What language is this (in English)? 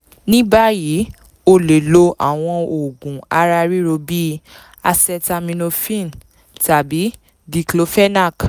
Yoruba